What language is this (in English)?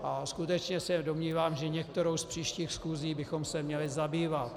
Czech